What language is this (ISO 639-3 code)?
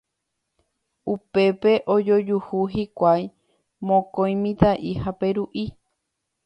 grn